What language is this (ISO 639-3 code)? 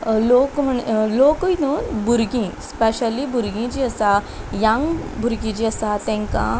kok